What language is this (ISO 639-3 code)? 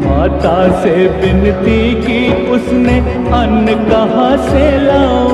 hin